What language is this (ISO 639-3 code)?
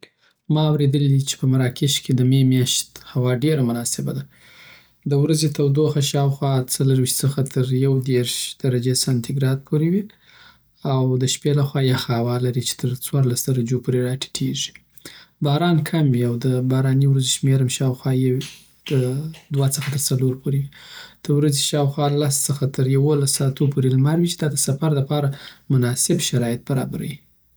pbt